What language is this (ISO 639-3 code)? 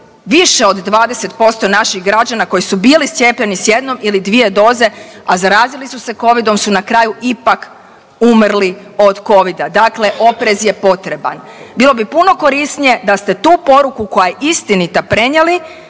hrv